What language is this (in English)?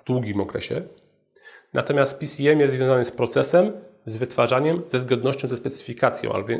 Polish